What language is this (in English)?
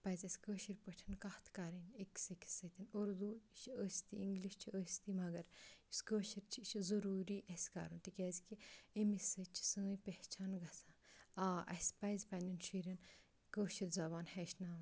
Kashmiri